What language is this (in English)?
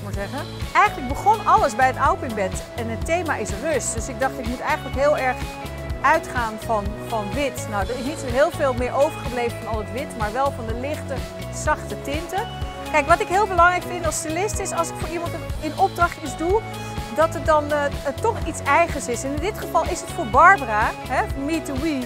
Dutch